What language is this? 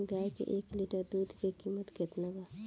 Bhojpuri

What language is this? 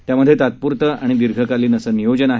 Marathi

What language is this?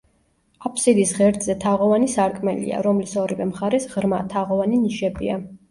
Georgian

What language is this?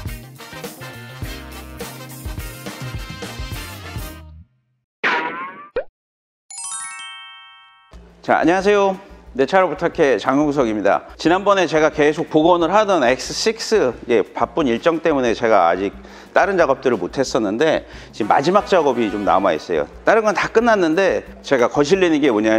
Korean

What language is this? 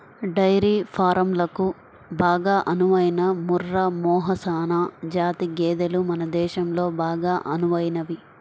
Telugu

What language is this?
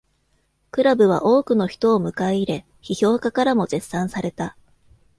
Japanese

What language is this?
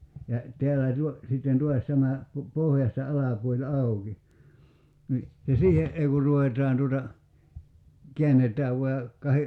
Finnish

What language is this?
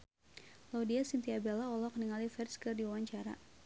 Sundanese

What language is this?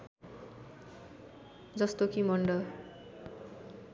Nepali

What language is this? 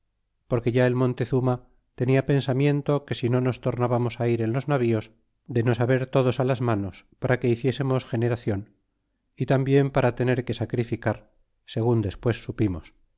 Spanish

